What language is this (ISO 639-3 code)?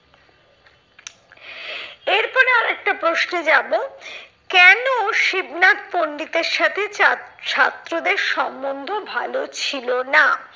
ben